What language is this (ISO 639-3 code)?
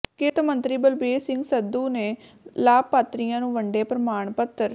pan